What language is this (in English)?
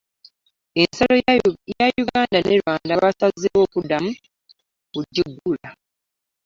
Ganda